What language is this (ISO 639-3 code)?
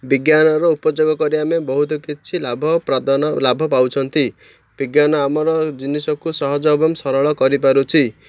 ori